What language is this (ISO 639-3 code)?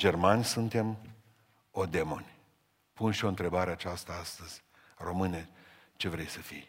ron